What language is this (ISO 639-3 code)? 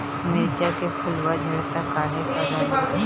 bho